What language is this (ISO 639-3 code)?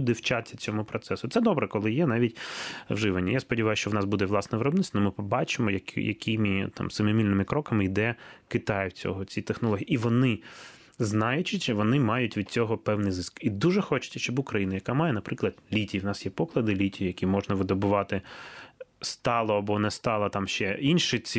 ukr